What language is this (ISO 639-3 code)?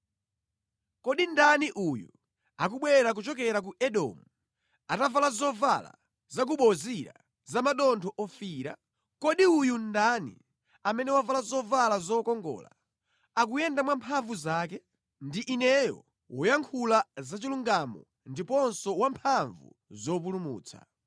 nya